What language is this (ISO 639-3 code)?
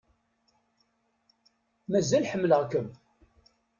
kab